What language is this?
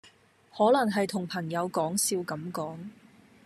Cantonese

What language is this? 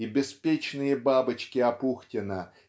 Russian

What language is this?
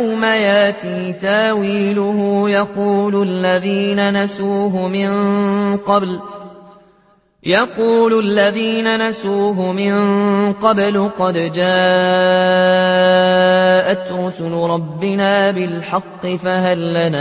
Arabic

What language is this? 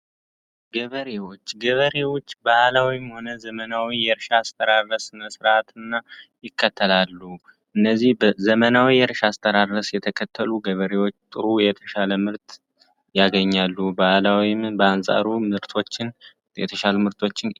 Amharic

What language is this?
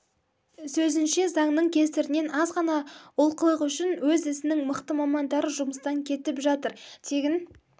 Kazakh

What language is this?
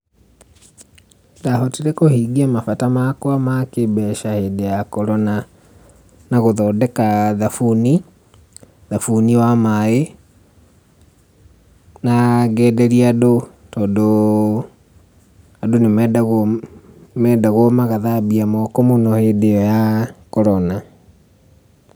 Kikuyu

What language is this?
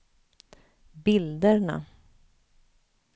Swedish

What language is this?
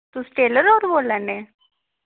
Dogri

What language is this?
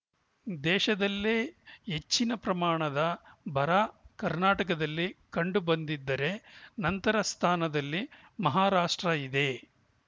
Kannada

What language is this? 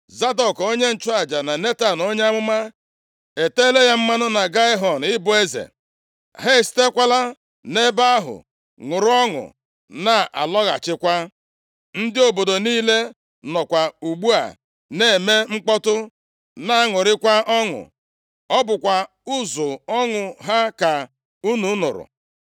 Igbo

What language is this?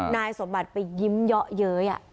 Thai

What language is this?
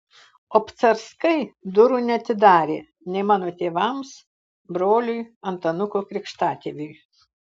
Lithuanian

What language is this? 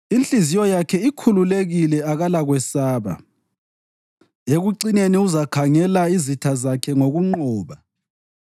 North Ndebele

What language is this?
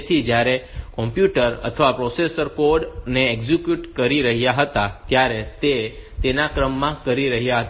Gujarati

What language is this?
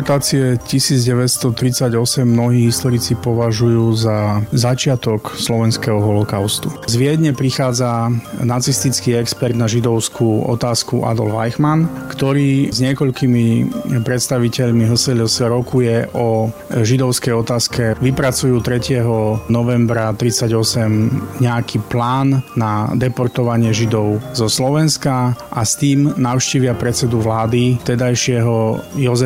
Slovak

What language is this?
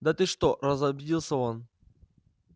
Russian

